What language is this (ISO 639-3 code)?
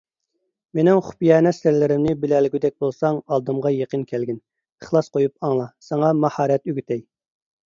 uig